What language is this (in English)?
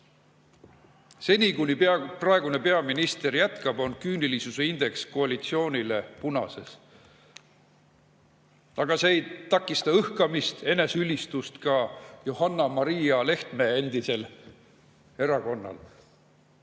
Estonian